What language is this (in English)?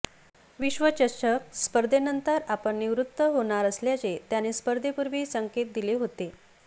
Marathi